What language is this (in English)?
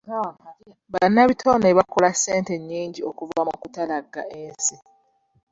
Ganda